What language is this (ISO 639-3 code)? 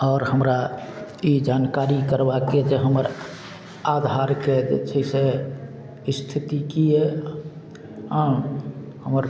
mai